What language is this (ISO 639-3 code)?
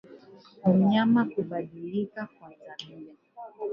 swa